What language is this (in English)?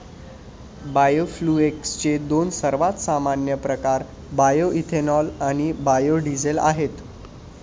Marathi